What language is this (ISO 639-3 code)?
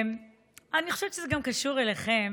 heb